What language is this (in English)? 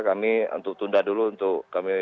Indonesian